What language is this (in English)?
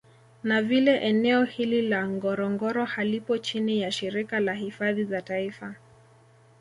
Swahili